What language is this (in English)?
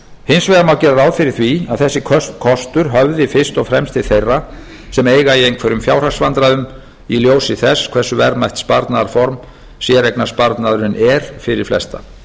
Icelandic